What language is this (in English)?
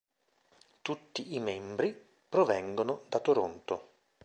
Italian